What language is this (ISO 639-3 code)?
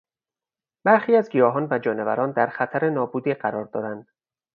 fas